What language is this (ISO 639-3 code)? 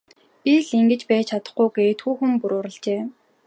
mon